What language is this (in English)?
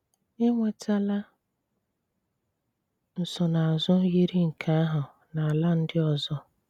Igbo